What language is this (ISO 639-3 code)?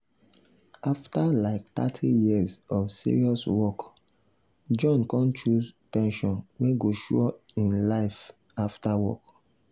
pcm